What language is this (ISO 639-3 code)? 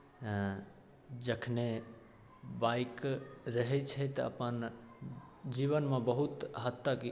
mai